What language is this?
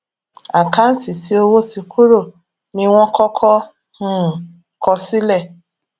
Yoruba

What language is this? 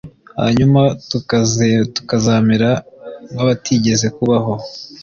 Kinyarwanda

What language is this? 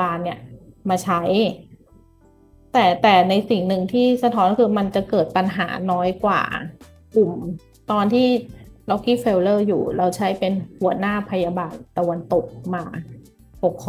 Thai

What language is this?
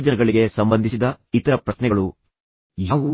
Kannada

